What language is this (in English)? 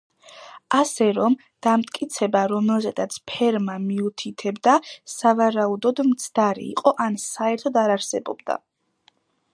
Georgian